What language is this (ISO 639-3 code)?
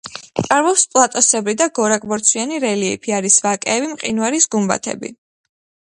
kat